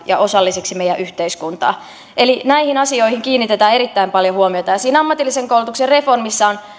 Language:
Finnish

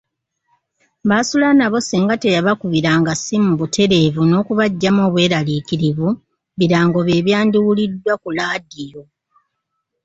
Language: Ganda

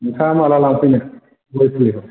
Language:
Bodo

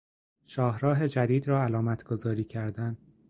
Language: Persian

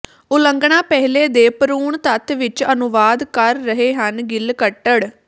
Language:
Punjabi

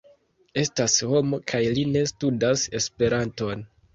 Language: Esperanto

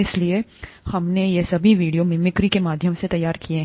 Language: Hindi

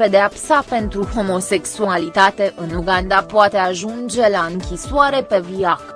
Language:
Romanian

